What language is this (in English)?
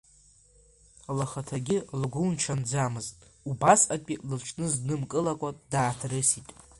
Abkhazian